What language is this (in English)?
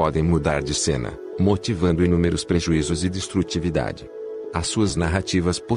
Portuguese